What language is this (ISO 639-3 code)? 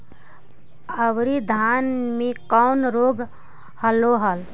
mag